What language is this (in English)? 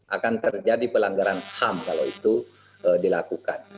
Indonesian